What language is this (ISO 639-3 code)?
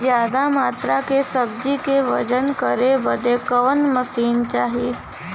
bho